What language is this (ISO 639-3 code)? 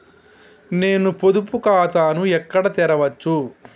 tel